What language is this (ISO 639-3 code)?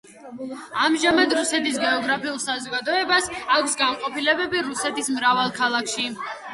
kat